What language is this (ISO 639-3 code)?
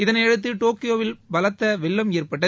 tam